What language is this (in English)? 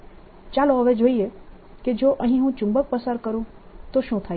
Gujarati